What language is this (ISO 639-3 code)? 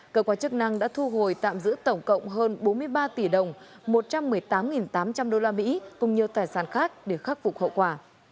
vie